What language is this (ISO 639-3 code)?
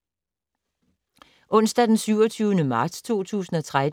dan